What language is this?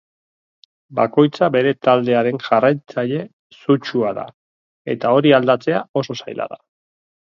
Basque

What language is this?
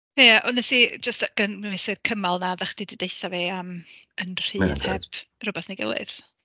Welsh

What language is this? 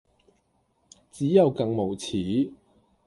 Cantonese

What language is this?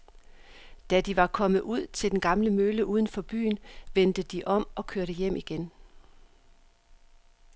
Danish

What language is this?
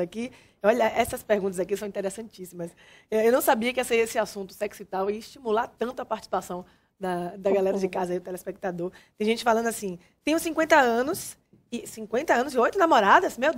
Portuguese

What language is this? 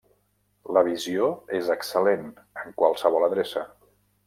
Catalan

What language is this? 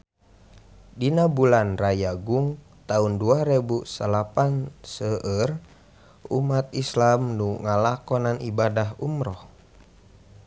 Sundanese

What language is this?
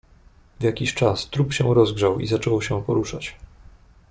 Polish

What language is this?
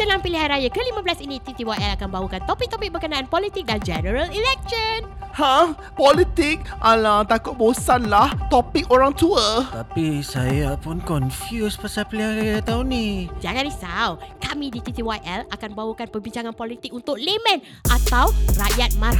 Malay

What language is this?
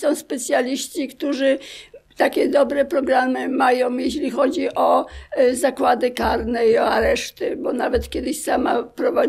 Polish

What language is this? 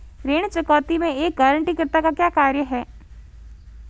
Hindi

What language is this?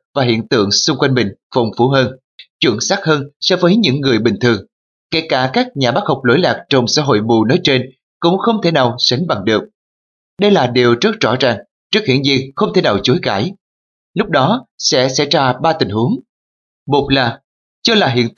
Vietnamese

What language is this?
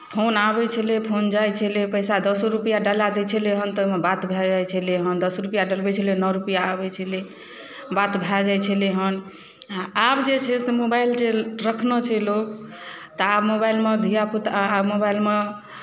Maithili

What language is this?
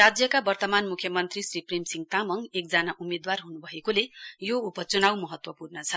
Nepali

